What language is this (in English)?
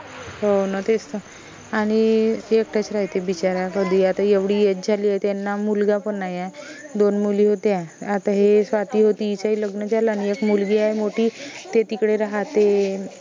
Marathi